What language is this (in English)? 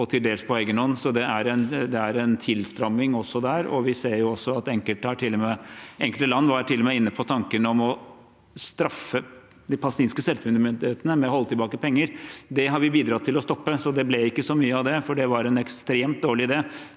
Norwegian